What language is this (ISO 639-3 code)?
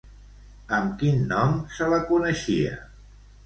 cat